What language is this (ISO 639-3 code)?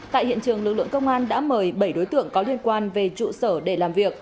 vie